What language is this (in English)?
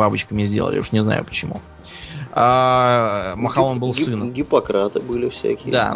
Russian